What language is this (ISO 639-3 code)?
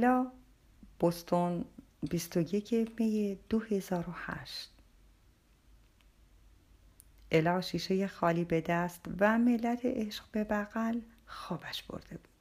fas